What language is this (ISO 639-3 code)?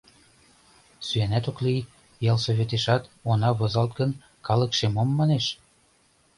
chm